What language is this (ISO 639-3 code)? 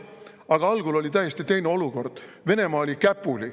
est